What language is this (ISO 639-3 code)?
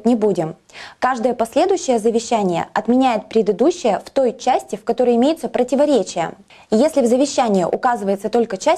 rus